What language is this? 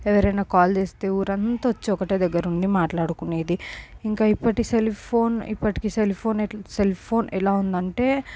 Telugu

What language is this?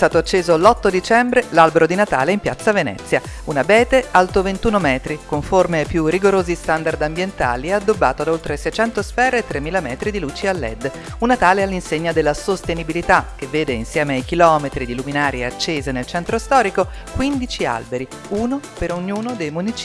Italian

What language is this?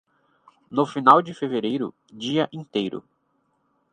Portuguese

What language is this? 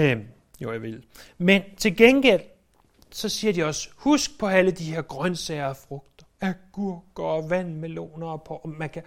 Danish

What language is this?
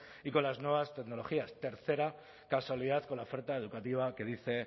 Spanish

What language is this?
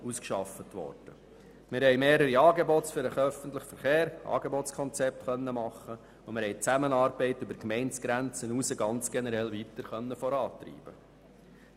Swiss German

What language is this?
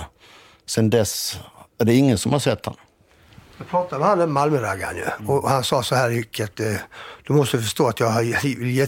Swedish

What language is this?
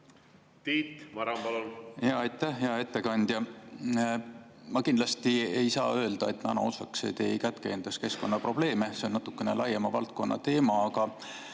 Estonian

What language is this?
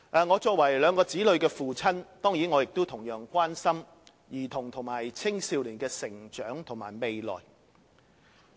Cantonese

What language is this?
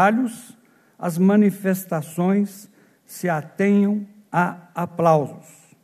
Portuguese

